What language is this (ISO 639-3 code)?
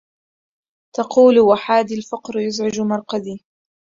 ara